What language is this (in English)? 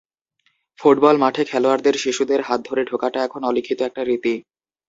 Bangla